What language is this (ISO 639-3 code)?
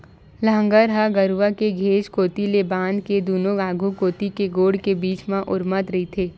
hne